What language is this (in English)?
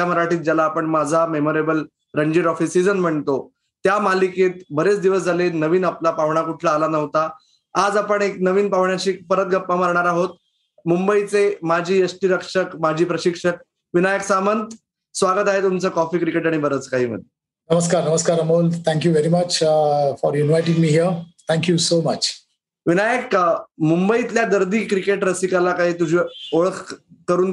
Marathi